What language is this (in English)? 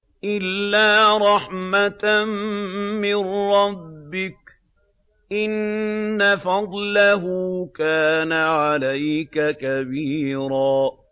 Arabic